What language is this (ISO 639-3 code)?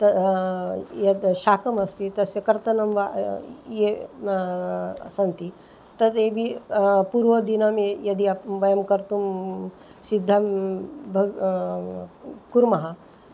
san